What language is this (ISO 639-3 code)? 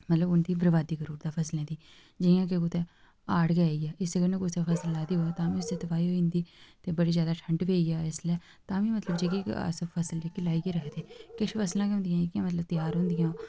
doi